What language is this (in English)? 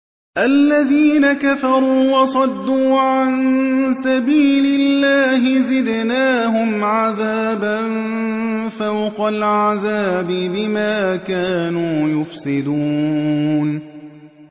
Arabic